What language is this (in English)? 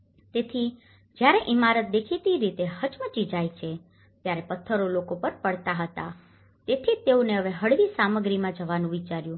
Gujarati